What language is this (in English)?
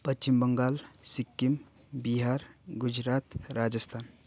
Nepali